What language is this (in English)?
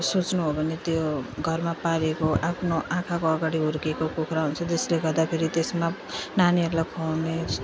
Nepali